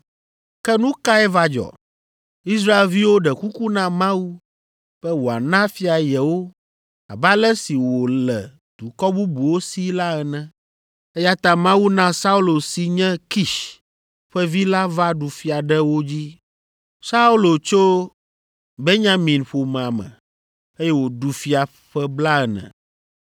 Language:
Ewe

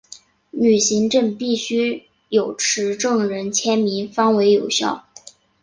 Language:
Chinese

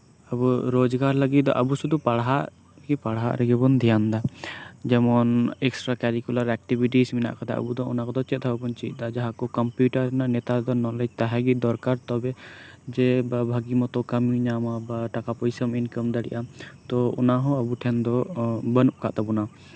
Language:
Santali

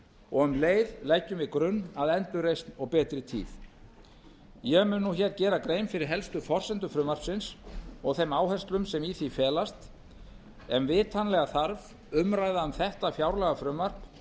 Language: Icelandic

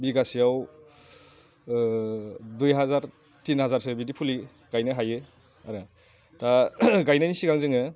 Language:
Bodo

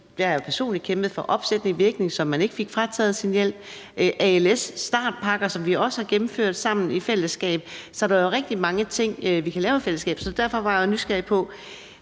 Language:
Danish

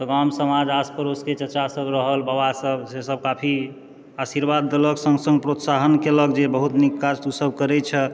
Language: Maithili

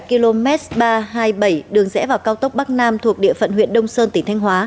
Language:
Vietnamese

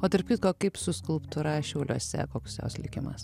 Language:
Lithuanian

